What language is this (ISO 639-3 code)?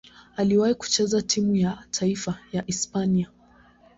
swa